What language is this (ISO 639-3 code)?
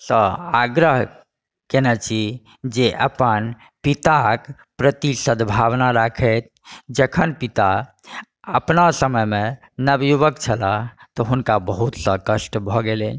mai